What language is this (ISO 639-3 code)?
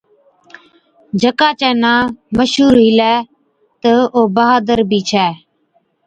odk